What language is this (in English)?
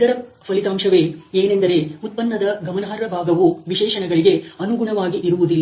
Kannada